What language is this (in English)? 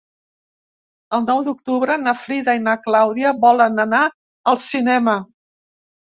Catalan